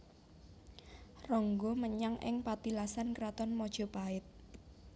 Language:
Javanese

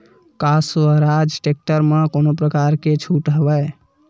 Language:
Chhattisgarhi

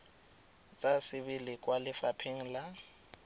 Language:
Tswana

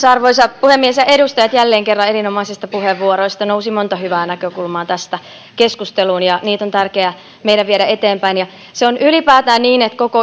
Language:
Finnish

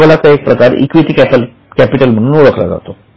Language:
Marathi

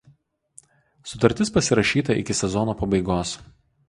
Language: Lithuanian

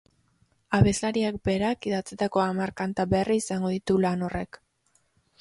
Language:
Basque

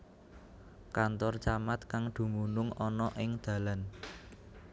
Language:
Javanese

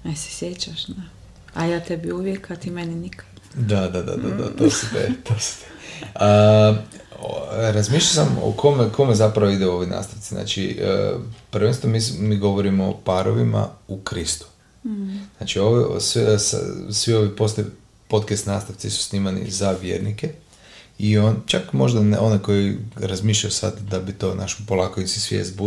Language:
Croatian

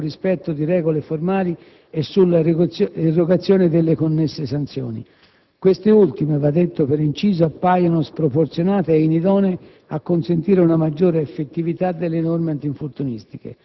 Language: Italian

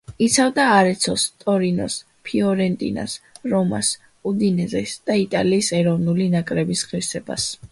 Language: Georgian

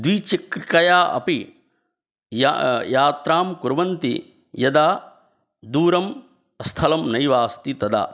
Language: Sanskrit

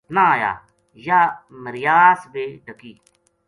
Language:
Gujari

